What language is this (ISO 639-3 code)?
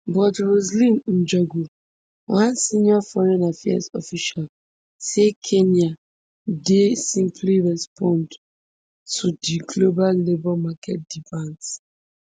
pcm